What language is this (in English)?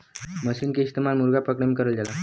Bhojpuri